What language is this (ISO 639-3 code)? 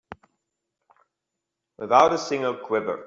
eng